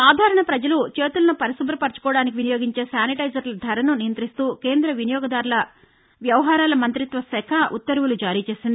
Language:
Telugu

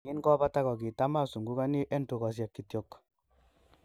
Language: Kalenjin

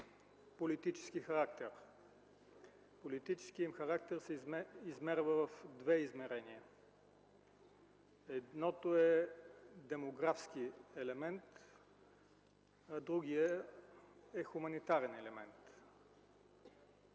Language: Bulgarian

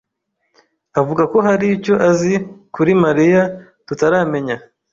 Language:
Kinyarwanda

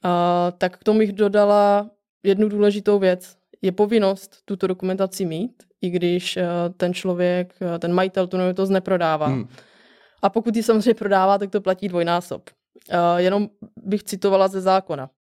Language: Czech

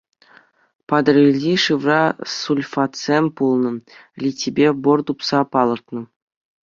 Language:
Chuvash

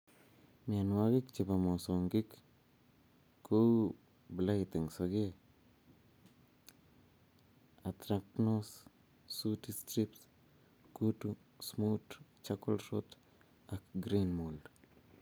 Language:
Kalenjin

